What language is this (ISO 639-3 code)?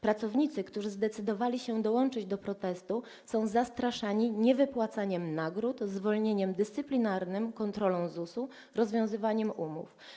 pol